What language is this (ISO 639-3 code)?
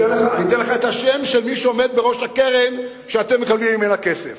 heb